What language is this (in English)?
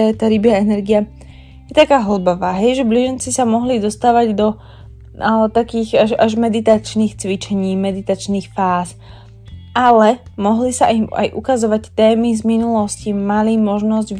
Slovak